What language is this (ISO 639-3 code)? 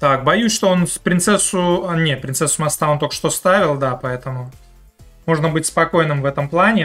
rus